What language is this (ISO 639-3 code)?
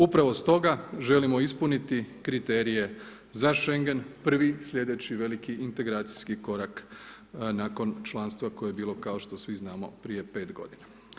hrv